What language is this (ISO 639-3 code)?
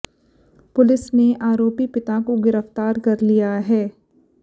hin